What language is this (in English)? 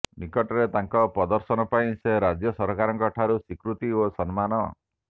Odia